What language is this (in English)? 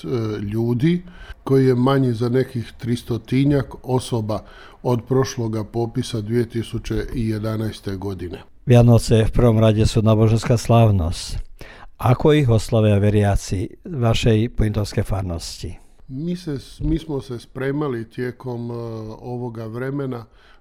Croatian